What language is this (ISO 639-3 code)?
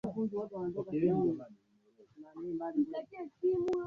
swa